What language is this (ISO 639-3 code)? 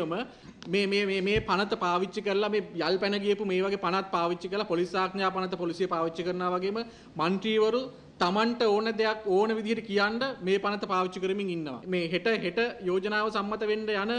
eng